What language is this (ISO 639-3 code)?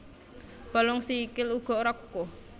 jav